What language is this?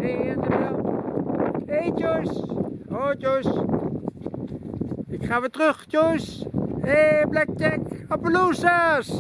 Dutch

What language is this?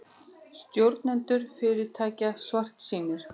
Icelandic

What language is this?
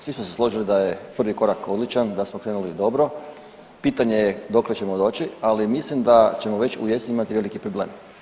Croatian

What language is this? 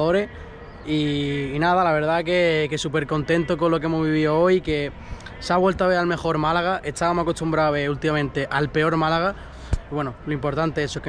Spanish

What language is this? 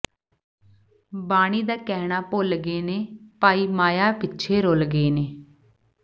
Punjabi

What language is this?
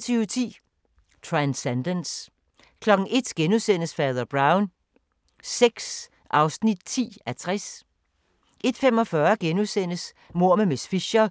Danish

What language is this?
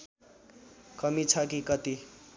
Nepali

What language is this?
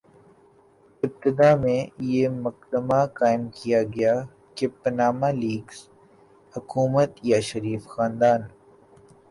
Urdu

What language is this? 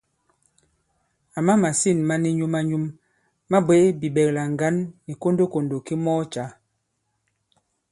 Bankon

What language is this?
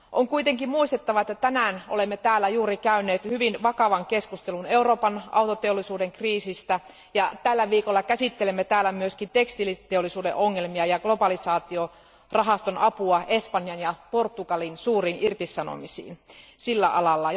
Finnish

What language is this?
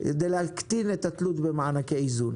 Hebrew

